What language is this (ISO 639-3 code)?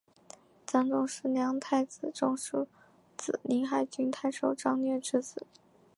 zho